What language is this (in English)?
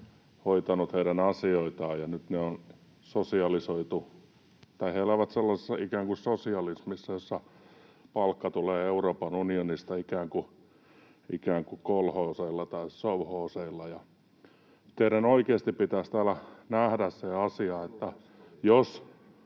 Finnish